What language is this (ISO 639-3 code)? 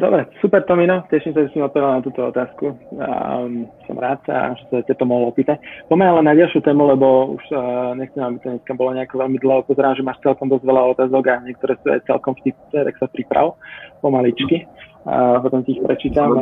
slk